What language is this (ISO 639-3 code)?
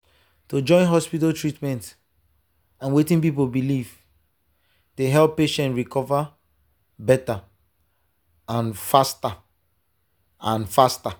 pcm